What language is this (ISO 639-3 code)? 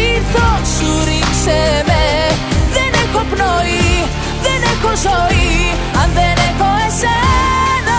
ell